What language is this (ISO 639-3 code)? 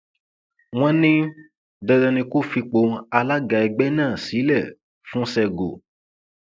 yor